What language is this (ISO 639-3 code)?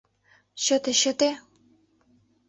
chm